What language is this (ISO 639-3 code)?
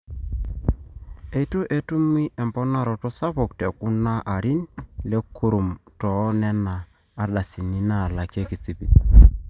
mas